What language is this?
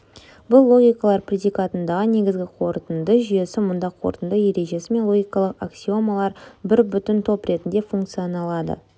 Kazakh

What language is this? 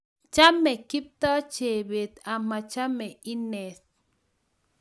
Kalenjin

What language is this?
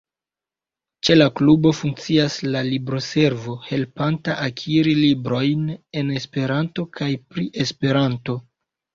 Esperanto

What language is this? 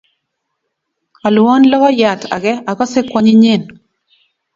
Kalenjin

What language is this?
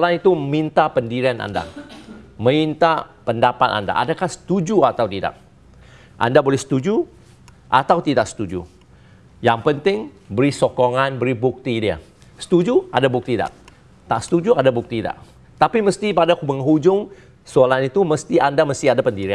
Malay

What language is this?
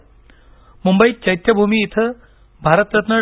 Marathi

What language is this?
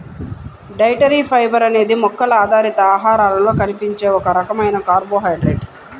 Telugu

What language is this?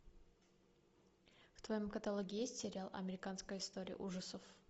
Russian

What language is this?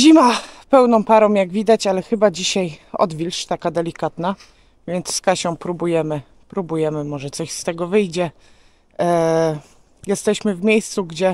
Polish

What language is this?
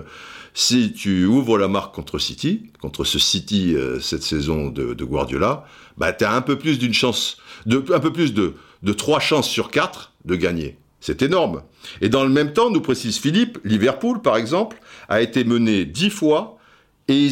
French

